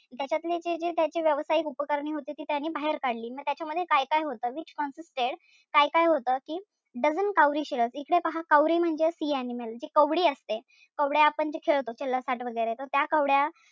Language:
Marathi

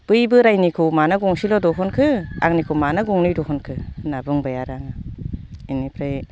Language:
Bodo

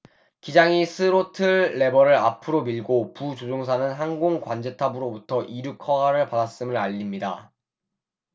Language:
Korean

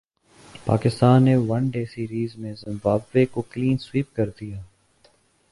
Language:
Urdu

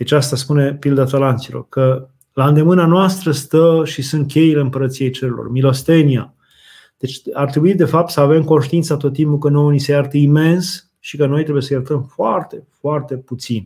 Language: Romanian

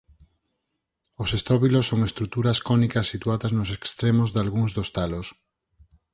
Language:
Galician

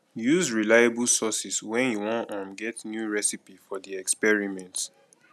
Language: Nigerian Pidgin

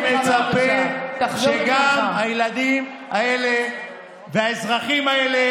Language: Hebrew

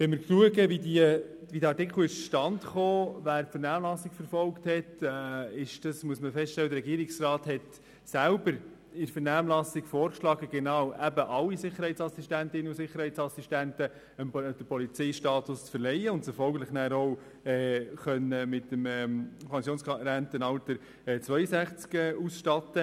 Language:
Swiss German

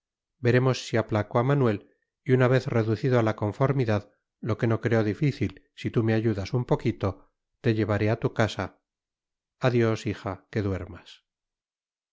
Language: Spanish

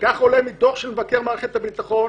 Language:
Hebrew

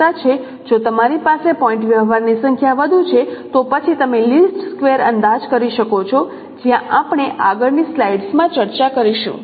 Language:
Gujarati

